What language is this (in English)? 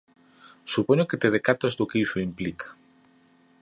Galician